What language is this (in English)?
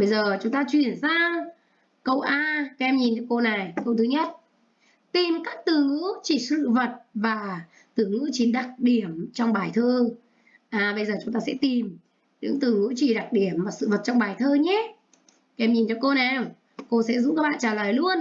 Vietnamese